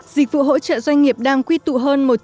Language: Vietnamese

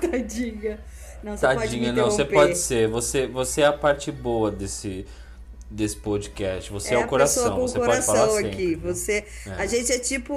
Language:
Portuguese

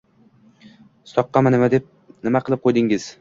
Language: Uzbek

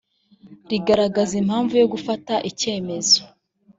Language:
Kinyarwanda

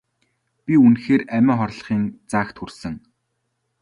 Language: Mongolian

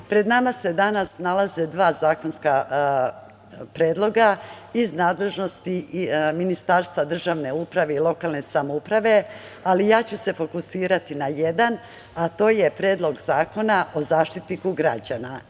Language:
Serbian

